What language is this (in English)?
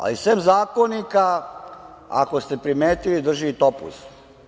Serbian